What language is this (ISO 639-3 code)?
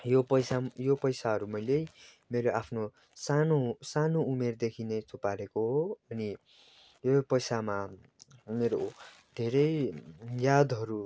nep